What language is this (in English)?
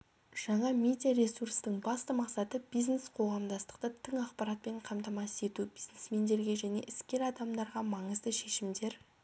Kazakh